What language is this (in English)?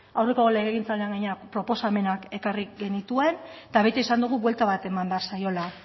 Basque